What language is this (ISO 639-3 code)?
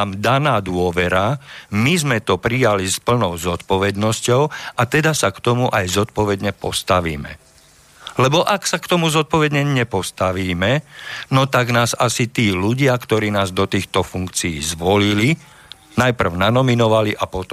slk